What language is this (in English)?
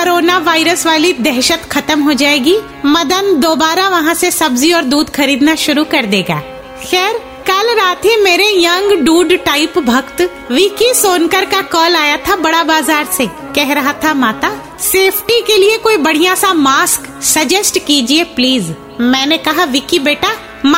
Hindi